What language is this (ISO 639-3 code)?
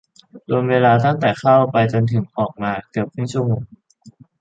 tha